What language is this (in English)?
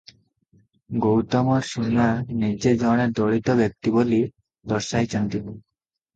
Odia